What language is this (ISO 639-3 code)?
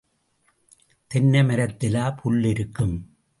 tam